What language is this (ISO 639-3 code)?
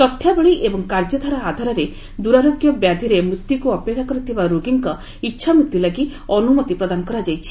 ori